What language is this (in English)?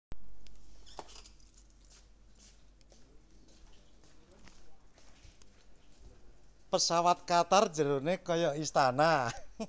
Javanese